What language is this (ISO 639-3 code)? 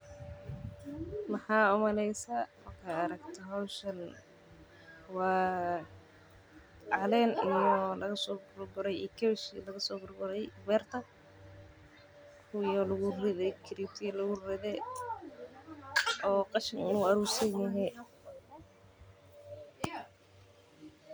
som